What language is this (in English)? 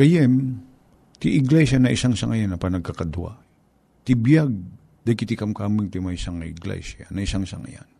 Filipino